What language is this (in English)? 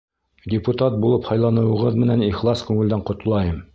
Bashkir